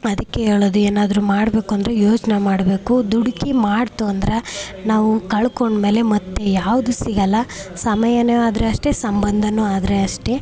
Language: Kannada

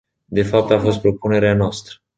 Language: Romanian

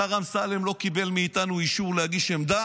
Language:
Hebrew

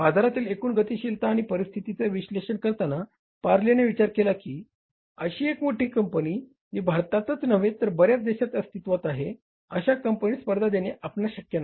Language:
Marathi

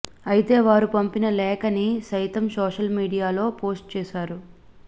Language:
Telugu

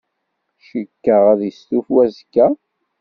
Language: Kabyle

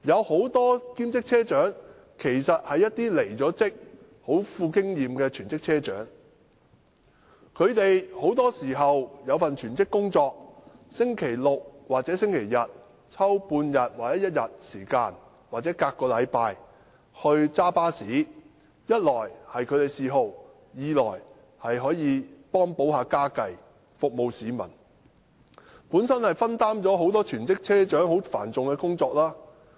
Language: Cantonese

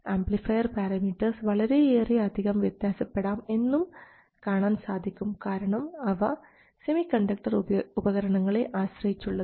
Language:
Malayalam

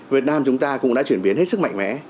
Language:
Vietnamese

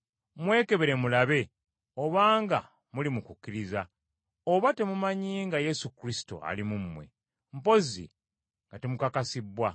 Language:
Ganda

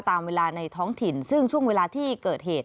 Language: Thai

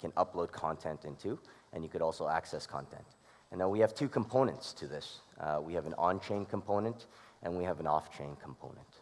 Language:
English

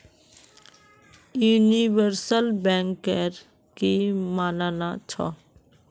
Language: Magahi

